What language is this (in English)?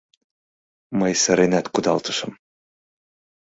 Mari